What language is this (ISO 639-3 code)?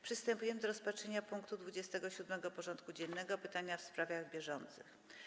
pol